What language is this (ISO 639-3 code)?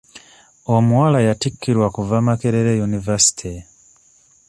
lug